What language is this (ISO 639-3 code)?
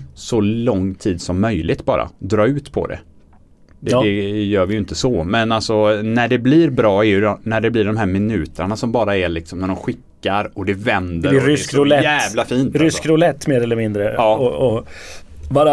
swe